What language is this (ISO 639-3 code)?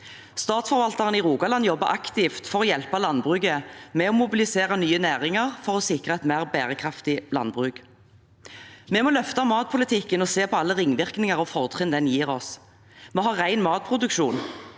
nor